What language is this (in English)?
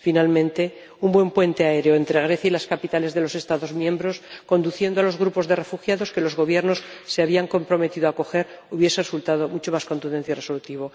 Spanish